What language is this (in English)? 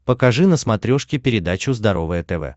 Russian